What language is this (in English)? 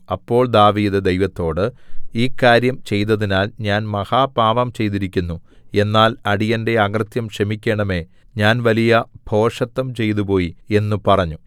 Malayalam